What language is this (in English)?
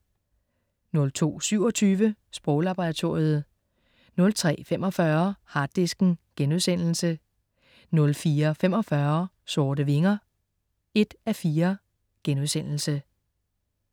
Danish